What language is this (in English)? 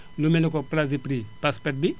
Wolof